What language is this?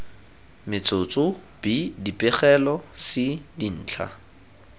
Tswana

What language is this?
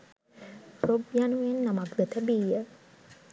Sinhala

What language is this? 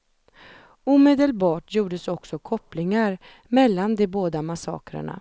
Swedish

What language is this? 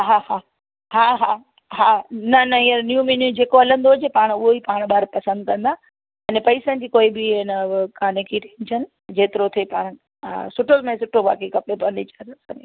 Sindhi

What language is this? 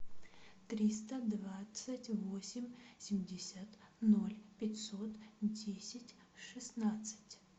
Russian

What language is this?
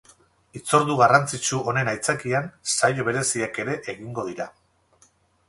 Basque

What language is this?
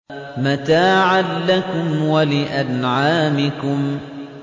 Arabic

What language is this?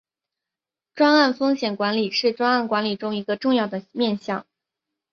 Chinese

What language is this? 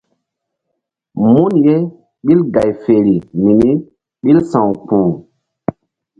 Mbum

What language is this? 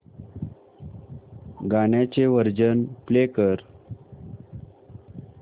Marathi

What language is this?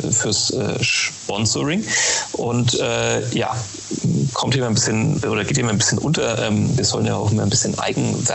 German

